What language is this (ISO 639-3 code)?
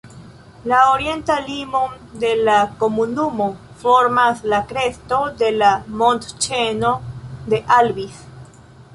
epo